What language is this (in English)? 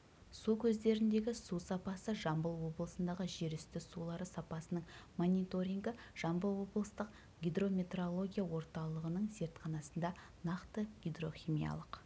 Kazakh